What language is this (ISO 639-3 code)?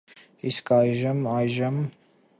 hye